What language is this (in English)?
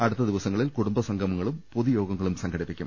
Malayalam